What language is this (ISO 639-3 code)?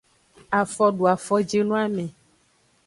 ajg